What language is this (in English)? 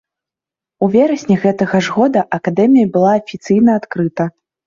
Belarusian